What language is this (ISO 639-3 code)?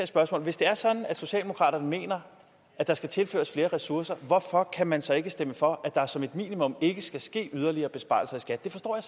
dan